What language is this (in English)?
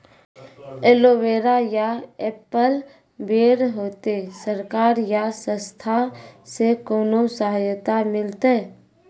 Maithili